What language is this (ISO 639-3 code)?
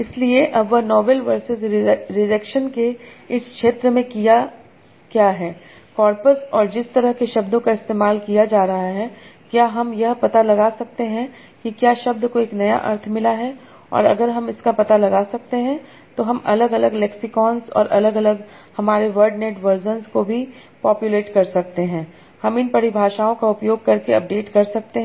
hin